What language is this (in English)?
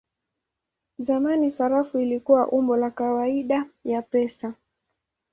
Swahili